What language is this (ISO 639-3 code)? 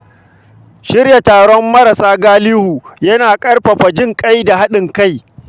hau